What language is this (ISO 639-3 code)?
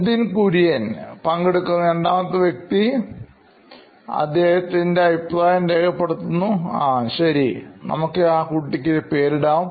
mal